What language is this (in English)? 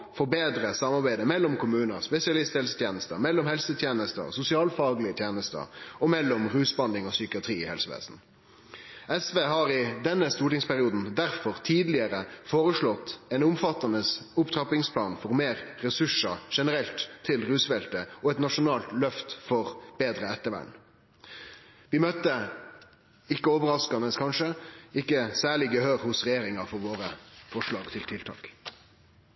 Norwegian Nynorsk